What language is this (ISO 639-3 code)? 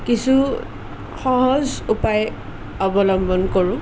asm